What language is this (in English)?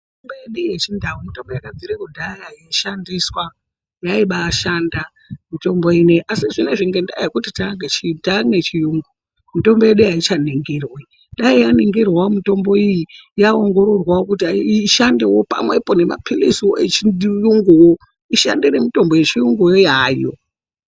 Ndau